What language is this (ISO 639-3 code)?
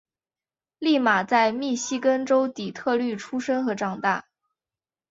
zho